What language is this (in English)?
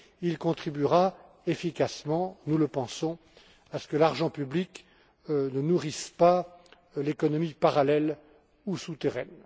French